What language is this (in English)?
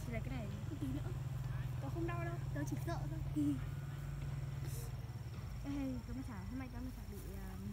Vietnamese